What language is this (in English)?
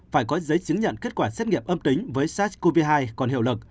Vietnamese